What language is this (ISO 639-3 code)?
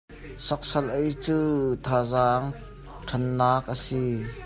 cnh